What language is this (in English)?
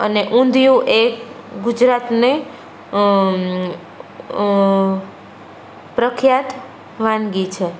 Gujarati